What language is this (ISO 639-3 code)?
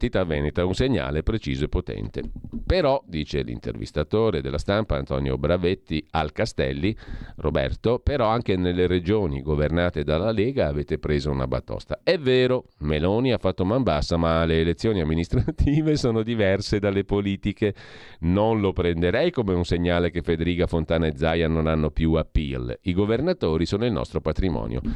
ita